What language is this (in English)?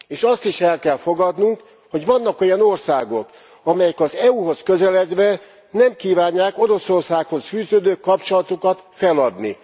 Hungarian